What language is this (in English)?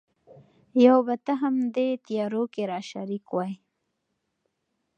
Pashto